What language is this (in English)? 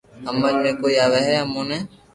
Loarki